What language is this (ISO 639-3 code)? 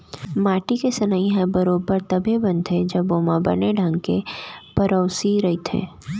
hne